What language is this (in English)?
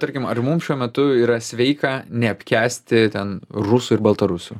Lithuanian